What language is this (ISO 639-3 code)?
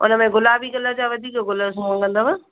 snd